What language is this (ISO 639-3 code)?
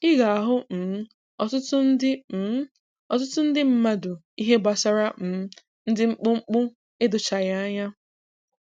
ibo